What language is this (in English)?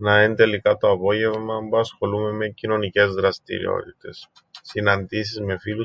Greek